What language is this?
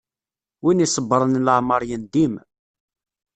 Kabyle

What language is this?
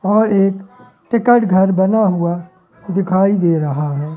Hindi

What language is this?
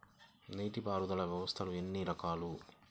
Telugu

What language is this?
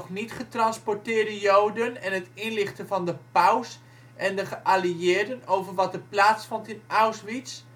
Dutch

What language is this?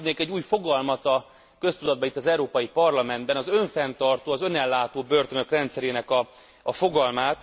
Hungarian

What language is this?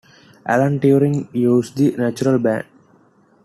English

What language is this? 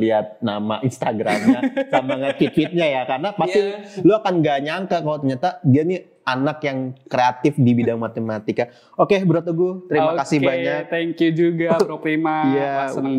Indonesian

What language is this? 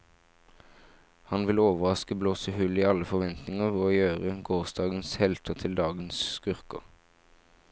Norwegian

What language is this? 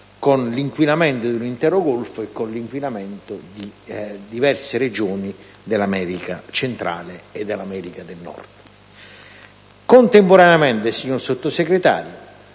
Italian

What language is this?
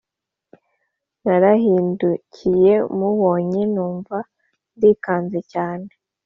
Kinyarwanda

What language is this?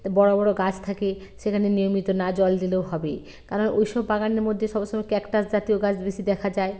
Bangla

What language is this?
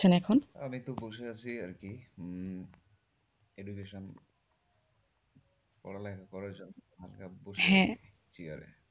Bangla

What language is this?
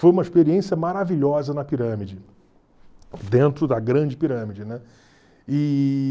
Portuguese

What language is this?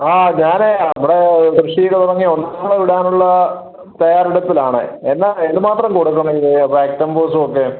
Malayalam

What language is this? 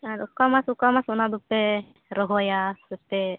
Santali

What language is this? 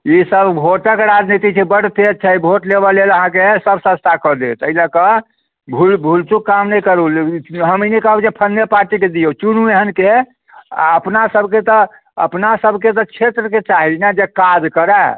Maithili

